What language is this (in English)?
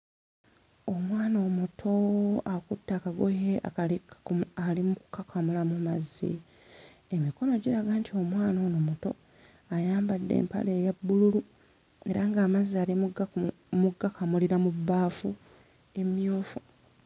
Ganda